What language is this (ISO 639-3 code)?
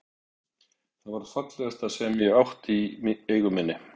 isl